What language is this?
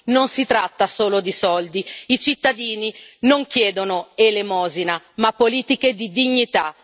Italian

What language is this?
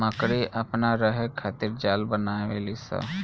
Bhojpuri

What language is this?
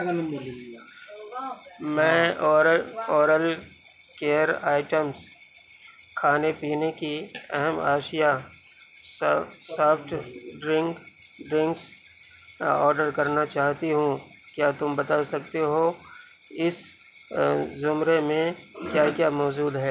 Urdu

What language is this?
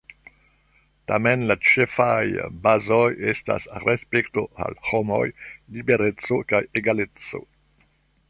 Esperanto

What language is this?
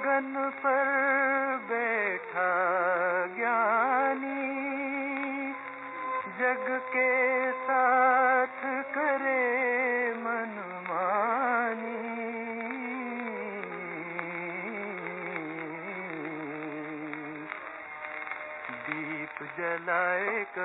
Arabic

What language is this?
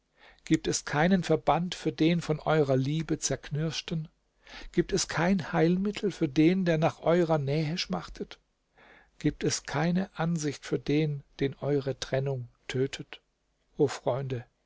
German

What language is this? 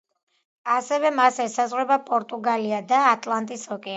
Georgian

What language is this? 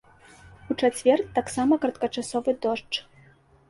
Belarusian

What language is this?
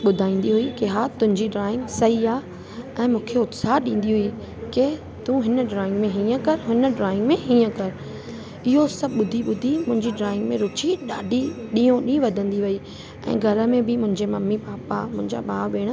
Sindhi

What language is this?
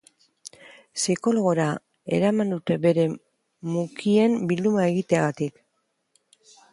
Basque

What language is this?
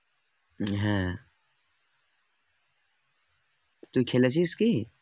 Bangla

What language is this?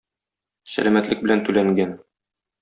Tatar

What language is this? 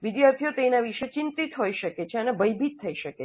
Gujarati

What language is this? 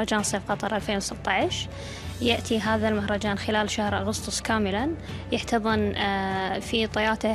Arabic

